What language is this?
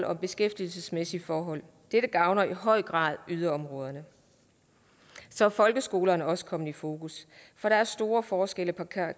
Danish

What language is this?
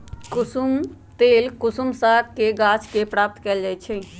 Magahi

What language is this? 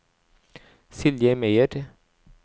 Norwegian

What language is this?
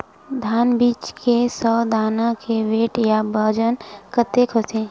Chhattisgarhi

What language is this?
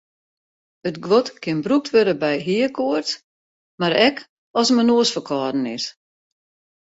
Western Frisian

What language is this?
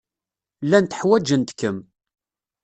Kabyle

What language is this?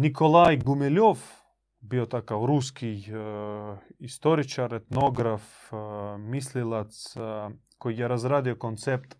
Croatian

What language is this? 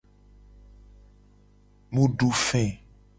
Gen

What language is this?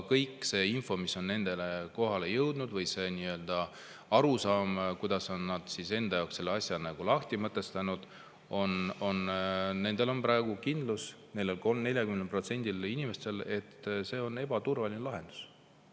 Estonian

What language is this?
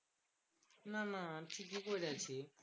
Bangla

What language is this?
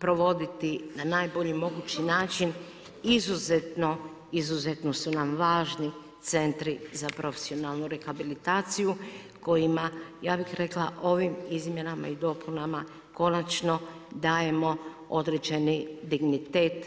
Croatian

